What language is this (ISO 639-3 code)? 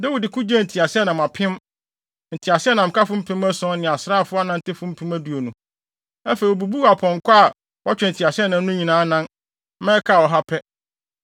aka